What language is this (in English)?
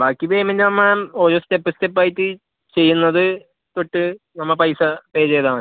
Malayalam